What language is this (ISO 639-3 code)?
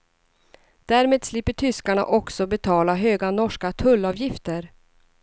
swe